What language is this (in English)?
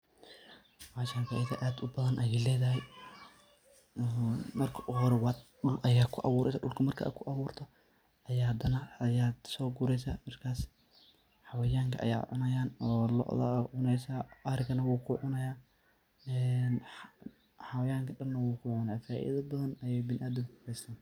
Somali